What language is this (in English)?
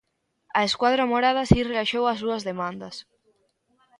Galician